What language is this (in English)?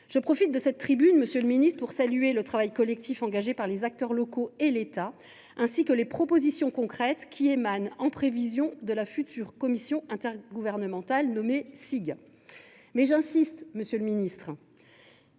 French